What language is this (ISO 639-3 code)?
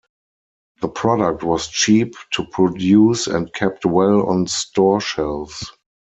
eng